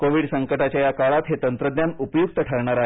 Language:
Marathi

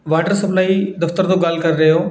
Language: Punjabi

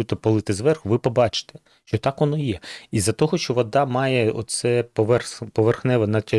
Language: Ukrainian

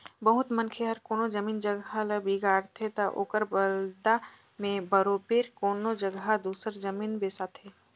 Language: Chhattisgarhi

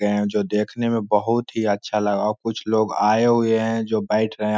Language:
Magahi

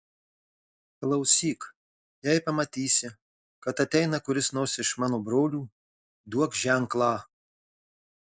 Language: Lithuanian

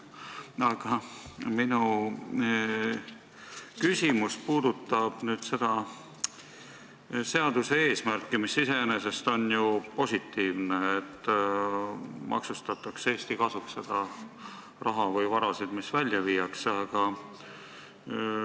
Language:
Estonian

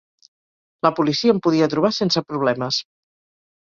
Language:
Catalan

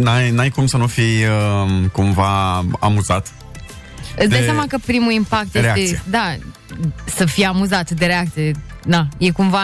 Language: Romanian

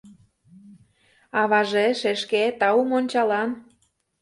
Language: Mari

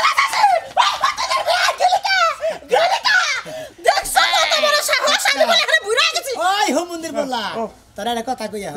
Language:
Arabic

